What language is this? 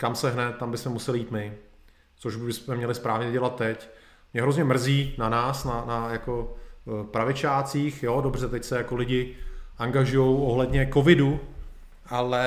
Czech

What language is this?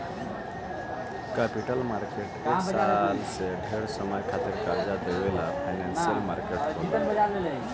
Bhojpuri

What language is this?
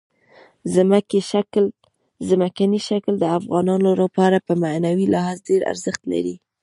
Pashto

